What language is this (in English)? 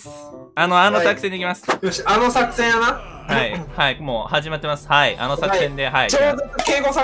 Japanese